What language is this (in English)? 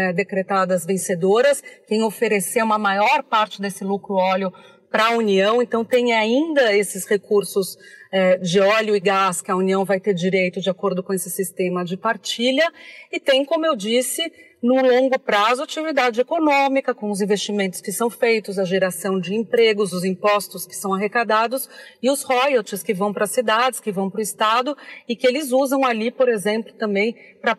Portuguese